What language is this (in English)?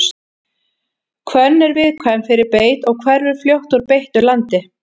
Icelandic